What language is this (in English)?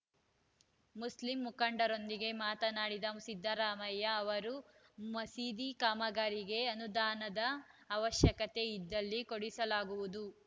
Kannada